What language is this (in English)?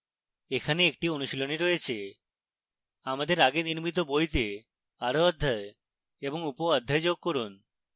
Bangla